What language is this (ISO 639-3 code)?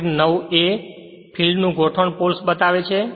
guj